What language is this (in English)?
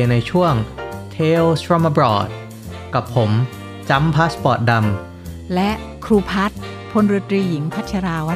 Thai